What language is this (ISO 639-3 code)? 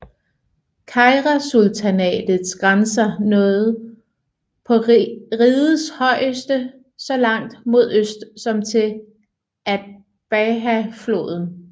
dan